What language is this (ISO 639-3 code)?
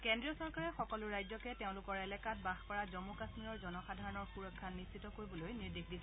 asm